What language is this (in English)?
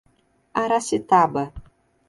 Portuguese